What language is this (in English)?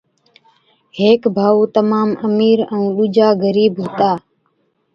Od